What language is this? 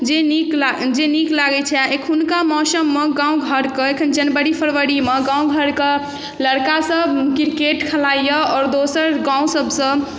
Maithili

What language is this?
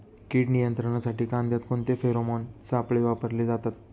Marathi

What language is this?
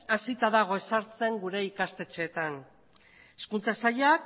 Basque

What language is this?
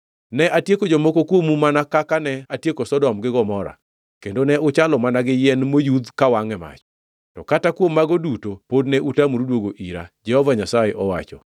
Luo (Kenya and Tanzania)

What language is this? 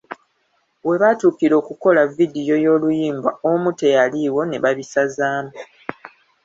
Ganda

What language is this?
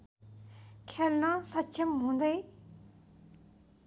Nepali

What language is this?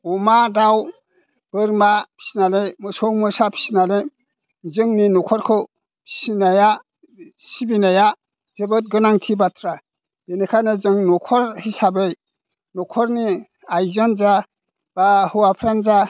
Bodo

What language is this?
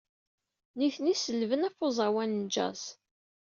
Kabyle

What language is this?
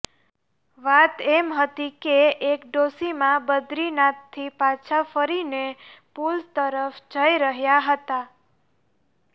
Gujarati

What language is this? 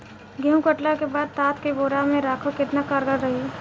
Bhojpuri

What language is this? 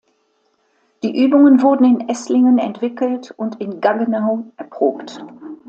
German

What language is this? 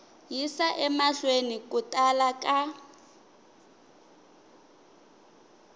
Tsonga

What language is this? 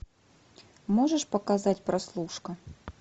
Russian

